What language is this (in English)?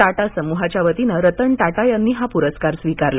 Marathi